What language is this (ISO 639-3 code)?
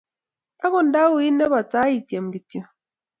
kln